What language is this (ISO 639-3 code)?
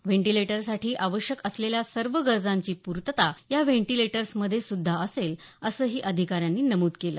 mar